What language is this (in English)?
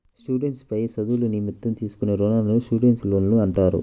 Telugu